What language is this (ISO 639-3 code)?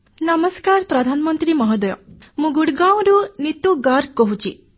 ori